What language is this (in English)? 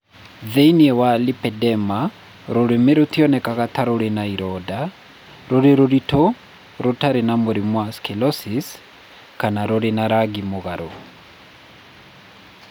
Kikuyu